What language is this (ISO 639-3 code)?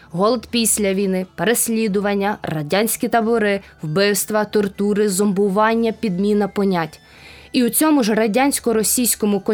ukr